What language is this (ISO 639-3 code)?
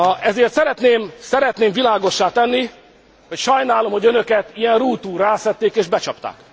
hun